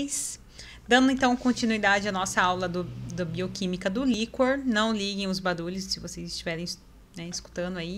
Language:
Portuguese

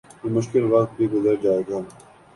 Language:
Urdu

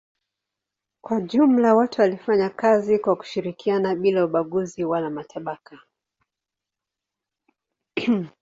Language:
Swahili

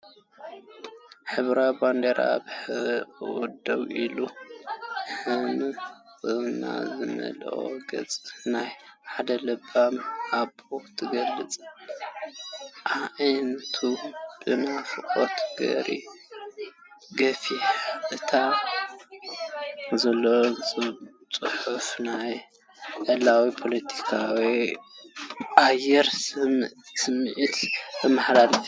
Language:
Tigrinya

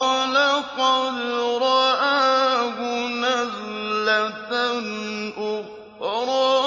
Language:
Arabic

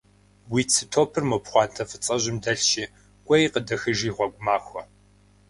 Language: Kabardian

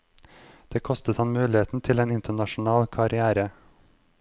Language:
Norwegian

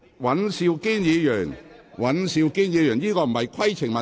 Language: Cantonese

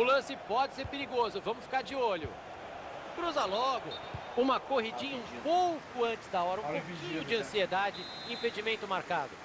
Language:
Portuguese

